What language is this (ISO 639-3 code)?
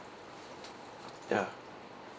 eng